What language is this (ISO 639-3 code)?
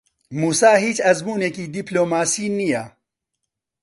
ckb